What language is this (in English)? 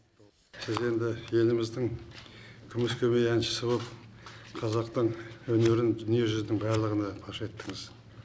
Kazakh